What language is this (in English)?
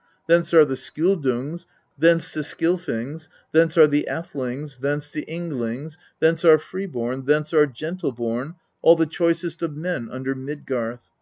English